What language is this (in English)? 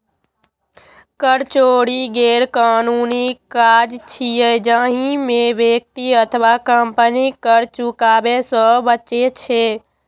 Maithili